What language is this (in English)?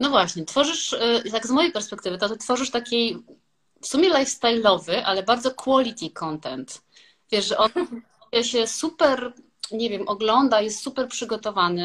Polish